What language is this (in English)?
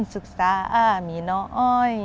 Thai